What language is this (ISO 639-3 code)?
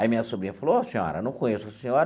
por